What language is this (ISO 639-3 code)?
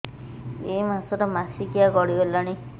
ori